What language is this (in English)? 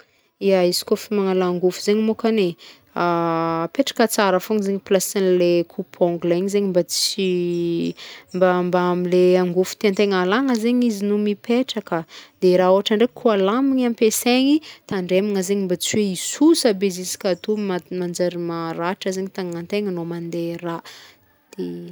Northern Betsimisaraka Malagasy